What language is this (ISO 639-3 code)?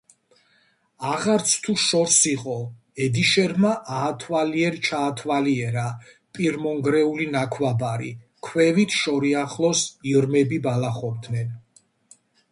kat